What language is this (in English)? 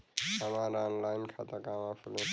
Bhojpuri